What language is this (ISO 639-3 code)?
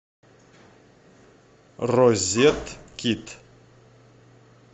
rus